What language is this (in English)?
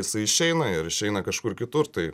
Lithuanian